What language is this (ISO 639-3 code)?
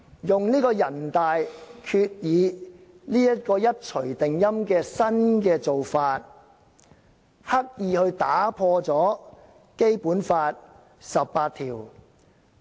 yue